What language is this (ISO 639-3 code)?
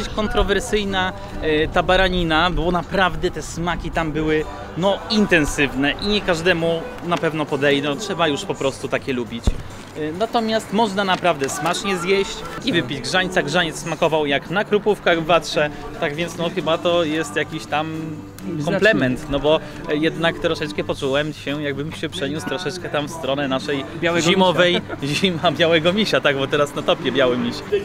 pol